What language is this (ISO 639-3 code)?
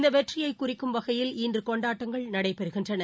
tam